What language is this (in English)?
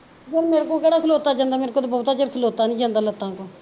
Punjabi